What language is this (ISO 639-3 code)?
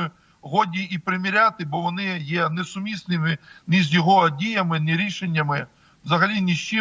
ukr